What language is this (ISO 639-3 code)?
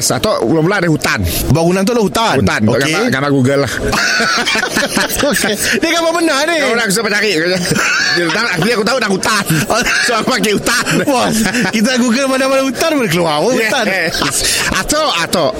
msa